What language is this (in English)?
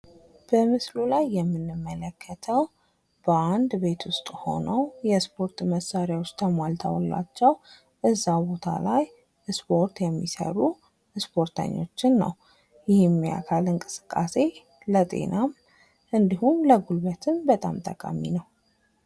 Amharic